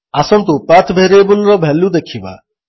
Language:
Odia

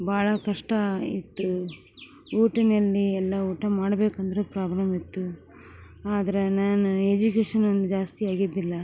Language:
Kannada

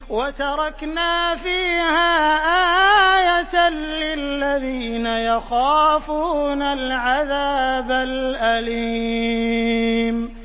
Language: Arabic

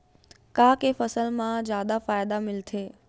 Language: Chhattisgarhi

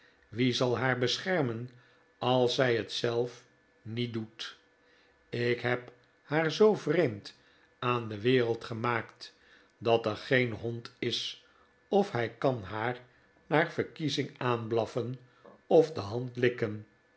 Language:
Dutch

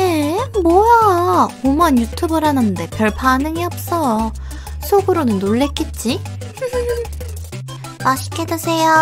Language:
Korean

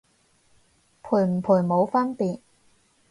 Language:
Cantonese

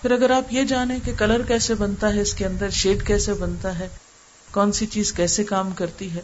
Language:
Urdu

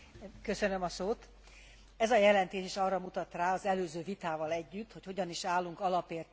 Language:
Hungarian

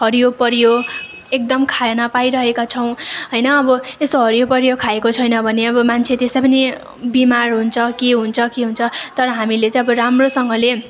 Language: Nepali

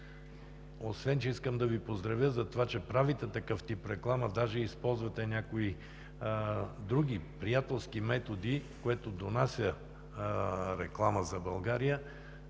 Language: Bulgarian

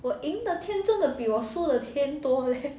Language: English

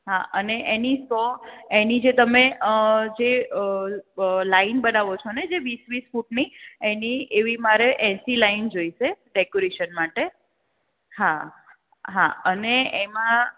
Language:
Gujarati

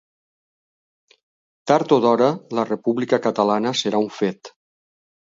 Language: Catalan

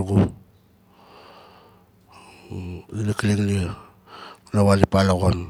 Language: Nalik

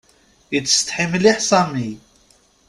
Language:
Kabyle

